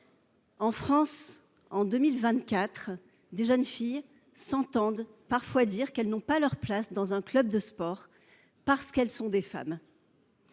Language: French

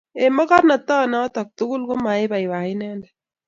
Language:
Kalenjin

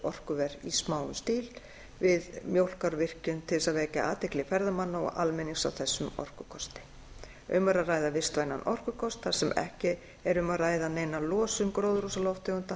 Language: Icelandic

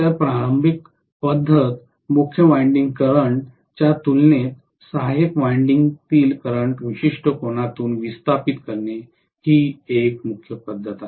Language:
Marathi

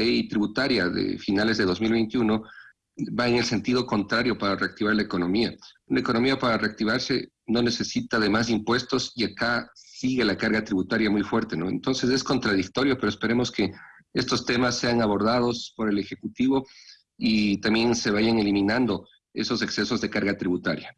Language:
Spanish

